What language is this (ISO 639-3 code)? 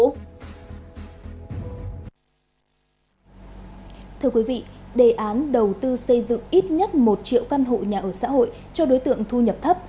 vie